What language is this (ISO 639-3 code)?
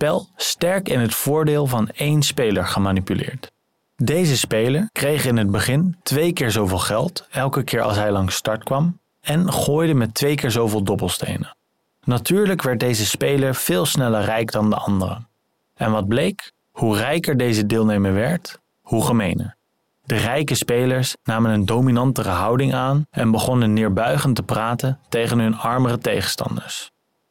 nld